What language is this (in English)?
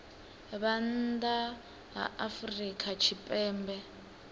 Venda